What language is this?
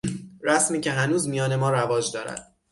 Persian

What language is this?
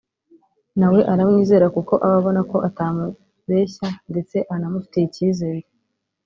Kinyarwanda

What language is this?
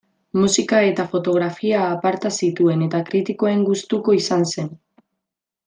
Basque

